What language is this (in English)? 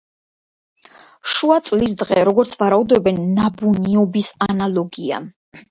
Georgian